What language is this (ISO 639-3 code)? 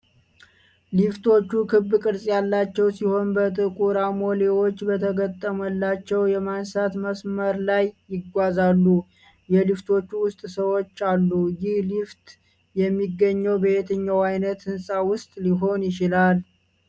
amh